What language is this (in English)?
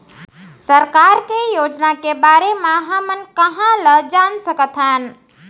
Chhattisgarhi